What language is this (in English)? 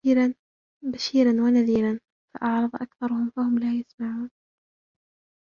Arabic